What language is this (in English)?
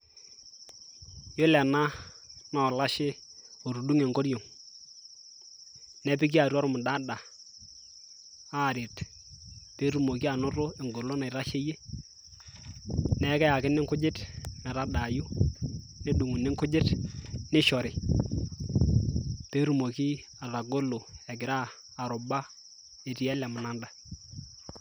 Masai